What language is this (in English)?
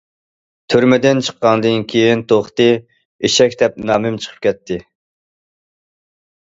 Uyghur